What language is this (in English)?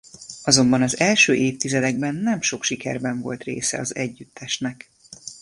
Hungarian